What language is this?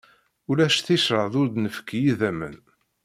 Kabyle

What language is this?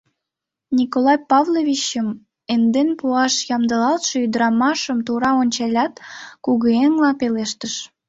Mari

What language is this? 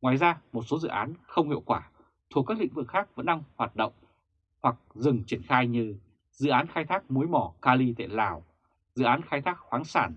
Vietnamese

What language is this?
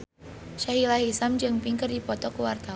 Sundanese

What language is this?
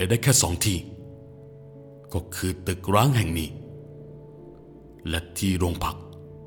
Thai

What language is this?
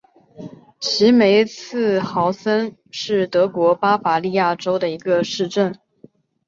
Chinese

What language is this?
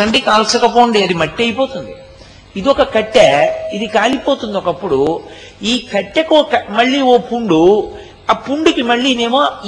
Telugu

